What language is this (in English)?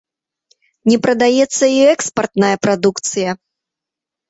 Belarusian